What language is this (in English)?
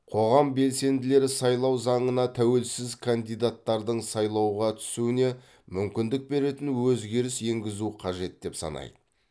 Kazakh